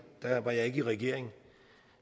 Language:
Danish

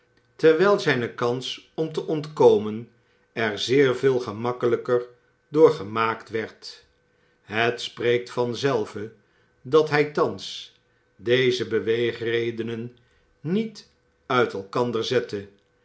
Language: Dutch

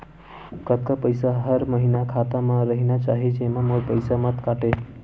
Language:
Chhattisgarhi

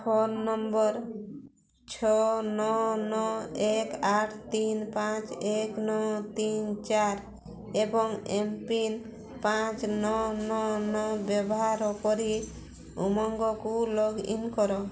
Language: Odia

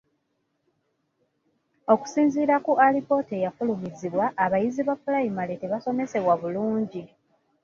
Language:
Ganda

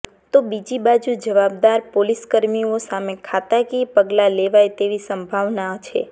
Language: Gujarati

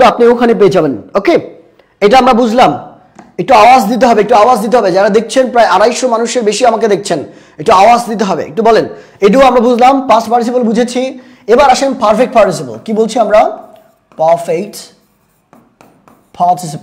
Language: Bangla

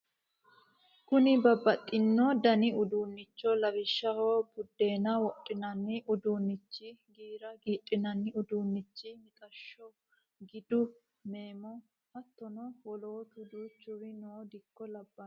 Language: Sidamo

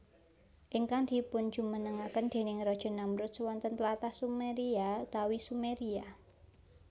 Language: Javanese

